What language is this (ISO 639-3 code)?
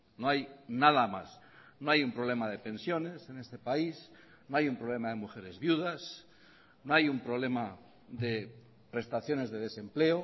spa